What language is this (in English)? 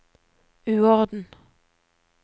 Norwegian